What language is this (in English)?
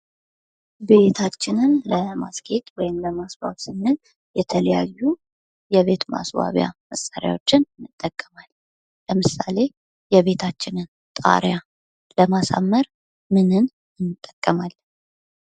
Amharic